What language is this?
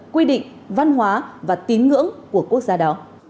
Vietnamese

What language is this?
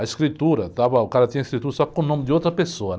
Portuguese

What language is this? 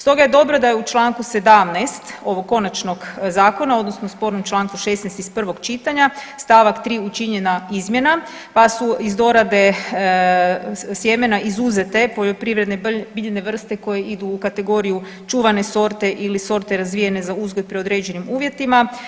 Croatian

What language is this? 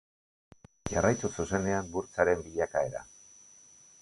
Basque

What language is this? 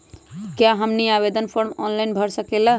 Magahi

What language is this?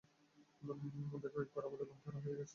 Bangla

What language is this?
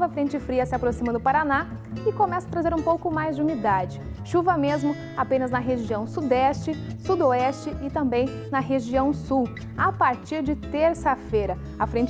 Portuguese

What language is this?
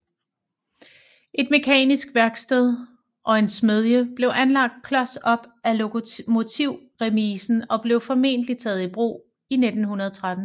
Danish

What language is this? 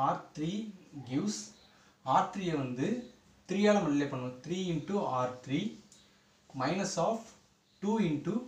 Hindi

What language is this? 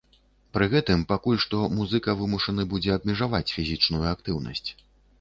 Belarusian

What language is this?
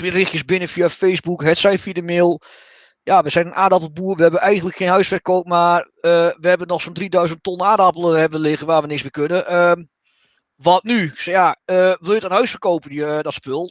Dutch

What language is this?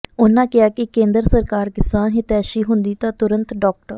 Punjabi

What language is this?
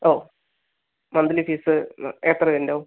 Malayalam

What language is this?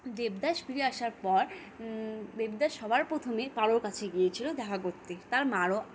Bangla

